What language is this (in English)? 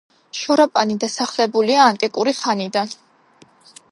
Georgian